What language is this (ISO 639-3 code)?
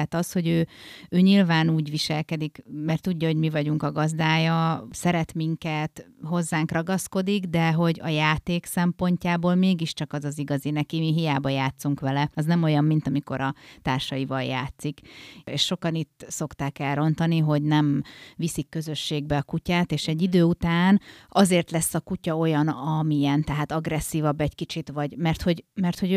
hun